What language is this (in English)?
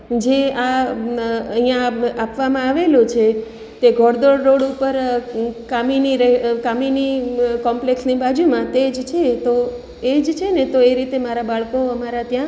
Gujarati